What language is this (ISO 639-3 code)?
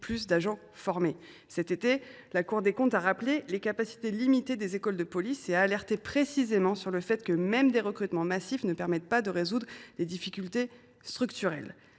fra